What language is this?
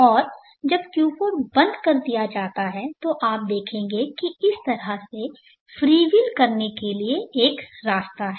Hindi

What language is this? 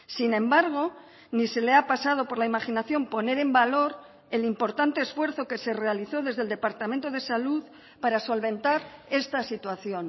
Spanish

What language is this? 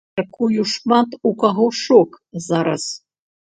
Belarusian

